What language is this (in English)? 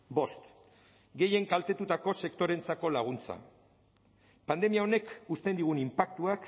Basque